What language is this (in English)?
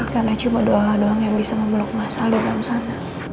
Indonesian